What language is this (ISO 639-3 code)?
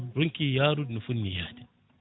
ful